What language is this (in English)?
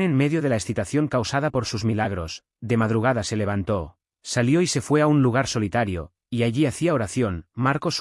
Spanish